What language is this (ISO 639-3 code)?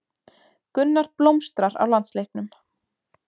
isl